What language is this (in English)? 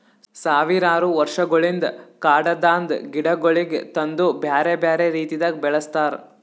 Kannada